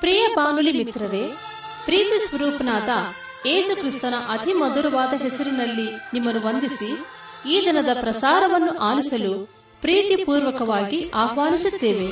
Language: Kannada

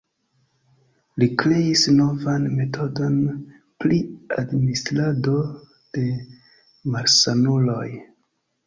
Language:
Esperanto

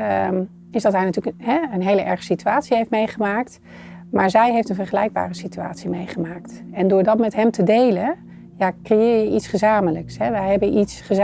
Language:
Dutch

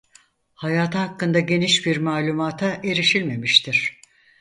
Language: Turkish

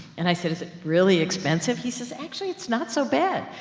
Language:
English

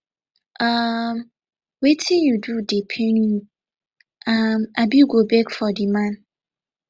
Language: Nigerian Pidgin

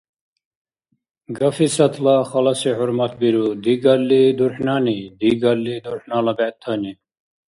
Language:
Dargwa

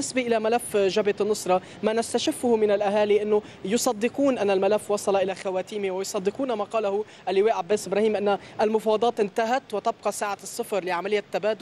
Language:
Arabic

